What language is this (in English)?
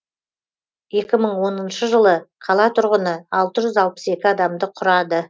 Kazakh